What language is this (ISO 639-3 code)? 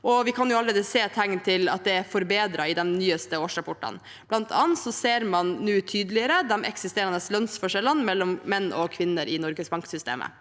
nor